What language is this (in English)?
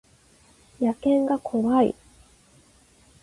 Japanese